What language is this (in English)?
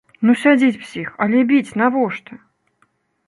Belarusian